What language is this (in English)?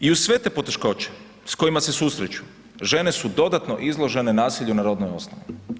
Croatian